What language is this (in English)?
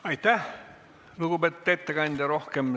Estonian